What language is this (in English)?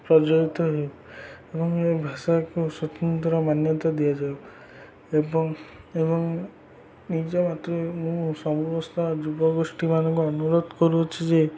Odia